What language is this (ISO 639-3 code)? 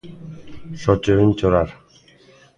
glg